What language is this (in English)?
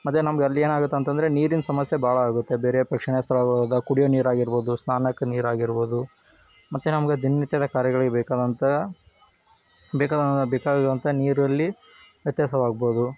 Kannada